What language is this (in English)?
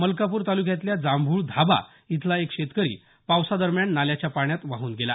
Marathi